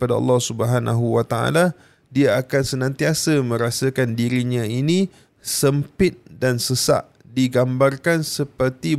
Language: Malay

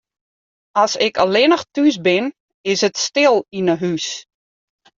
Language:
Western Frisian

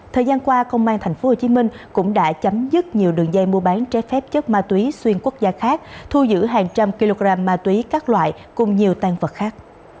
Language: Vietnamese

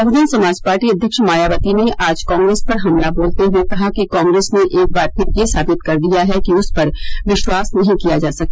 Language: Hindi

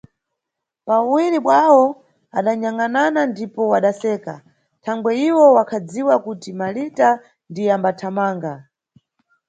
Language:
Nyungwe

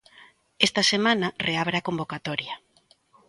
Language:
Galician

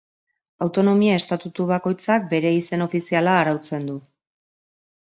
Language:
Basque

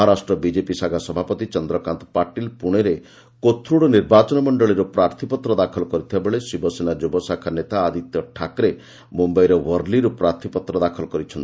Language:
Odia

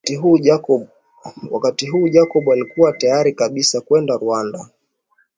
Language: Swahili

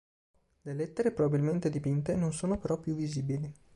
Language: Italian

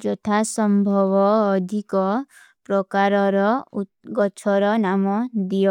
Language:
Kui (India)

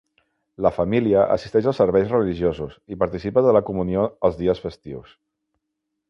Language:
Catalan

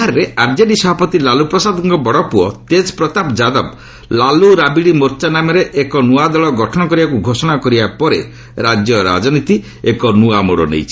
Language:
Odia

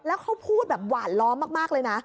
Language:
Thai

